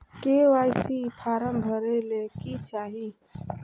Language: Magahi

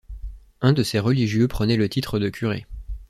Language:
French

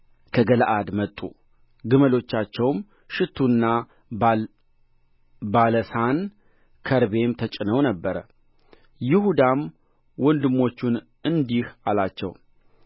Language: Amharic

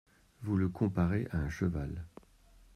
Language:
French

